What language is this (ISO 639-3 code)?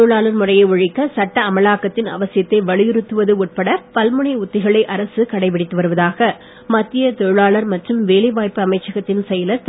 tam